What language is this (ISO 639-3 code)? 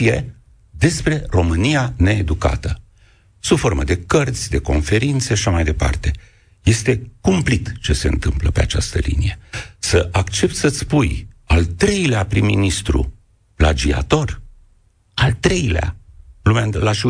ron